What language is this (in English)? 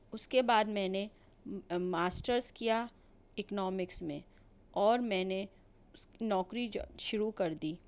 Urdu